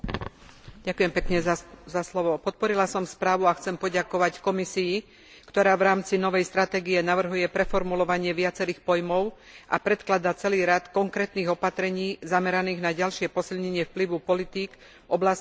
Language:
Slovak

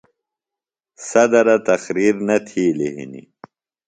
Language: Phalura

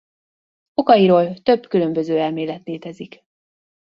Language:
Hungarian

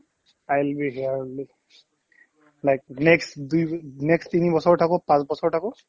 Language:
Assamese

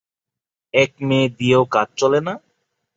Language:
Bangla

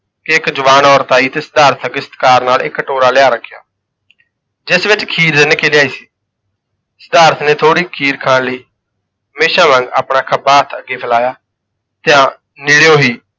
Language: Punjabi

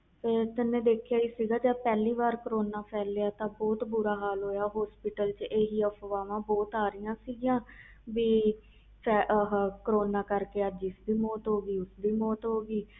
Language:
Punjabi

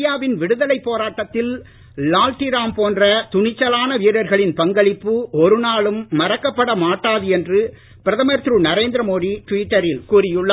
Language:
Tamil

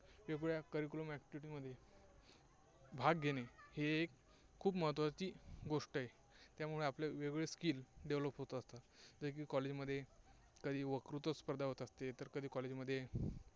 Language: Marathi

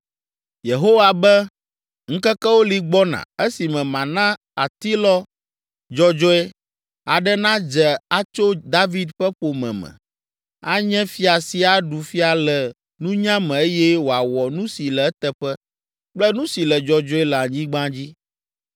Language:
Ewe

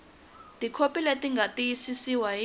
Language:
Tsonga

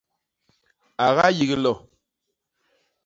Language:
Basaa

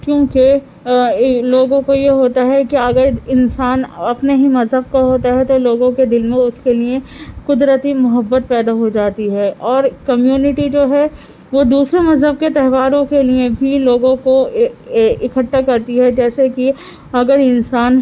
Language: Urdu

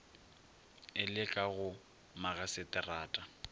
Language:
Northern Sotho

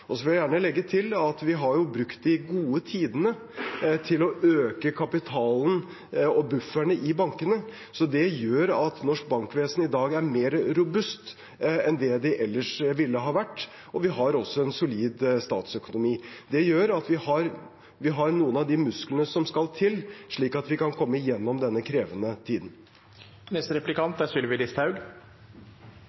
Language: Norwegian Bokmål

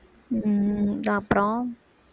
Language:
Tamil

